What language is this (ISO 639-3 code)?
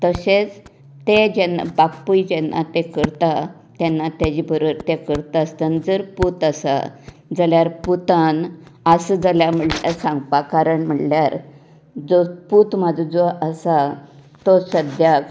kok